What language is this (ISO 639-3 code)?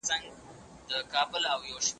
pus